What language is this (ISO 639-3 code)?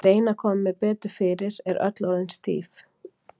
isl